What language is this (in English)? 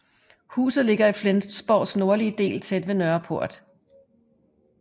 Danish